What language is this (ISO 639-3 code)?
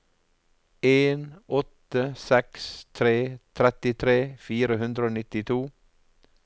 nor